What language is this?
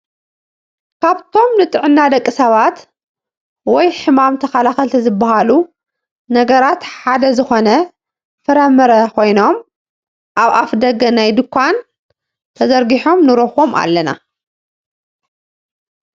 Tigrinya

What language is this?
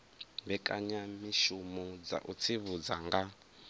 Venda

